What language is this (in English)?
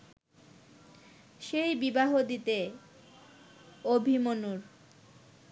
Bangla